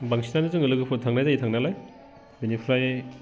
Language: Bodo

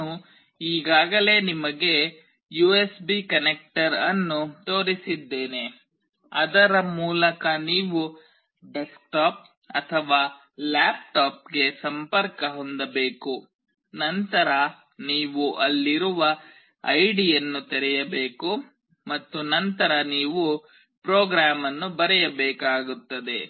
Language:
Kannada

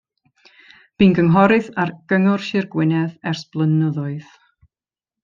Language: Welsh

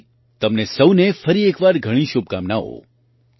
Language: Gujarati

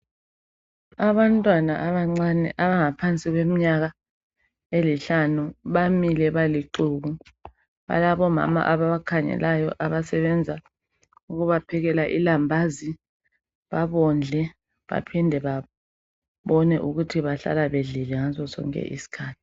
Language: North Ndebele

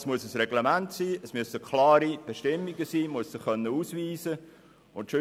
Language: Swiss German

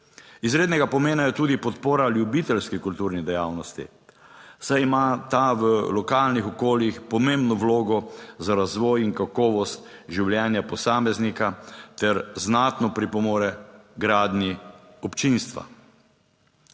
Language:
Slovenian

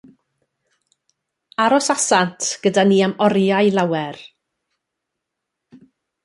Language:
Welsh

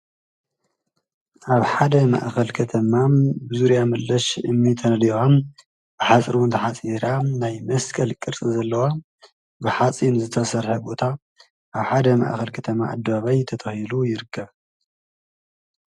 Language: Tigrinya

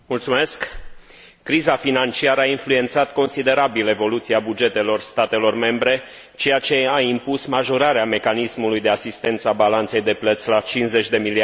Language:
Romanian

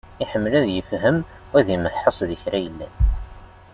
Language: Kabyle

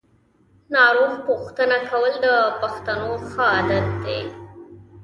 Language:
Pashto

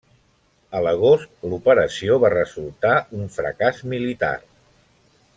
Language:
Catalan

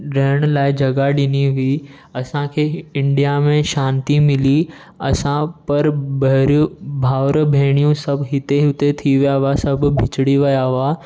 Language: Sindhi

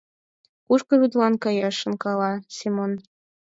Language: Mari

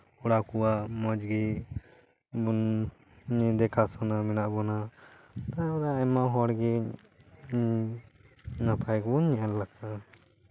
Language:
Santali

